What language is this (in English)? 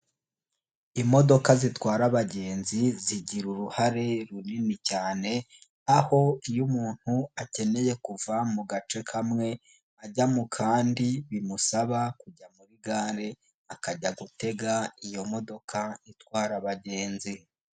Kinyarwanda